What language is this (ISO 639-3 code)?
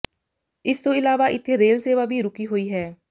pan